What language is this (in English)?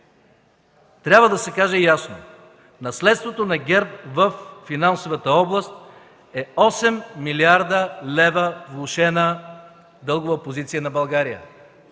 Bulgarian